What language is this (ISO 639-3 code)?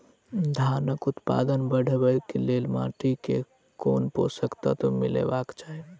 mai